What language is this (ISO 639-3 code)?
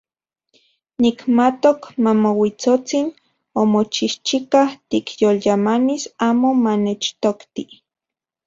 ncx